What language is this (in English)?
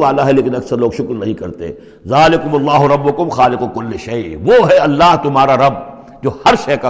Urdu